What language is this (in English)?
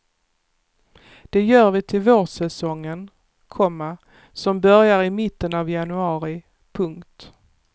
Swedish